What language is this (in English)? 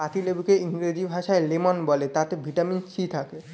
Bangla